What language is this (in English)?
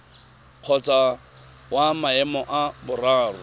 Tswana